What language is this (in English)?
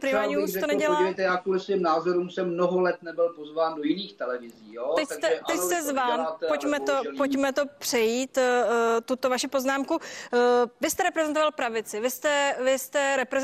Czech